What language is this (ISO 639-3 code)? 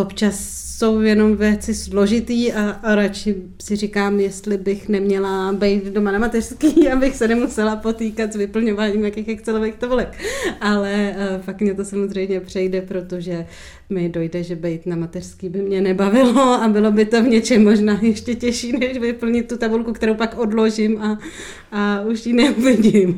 ces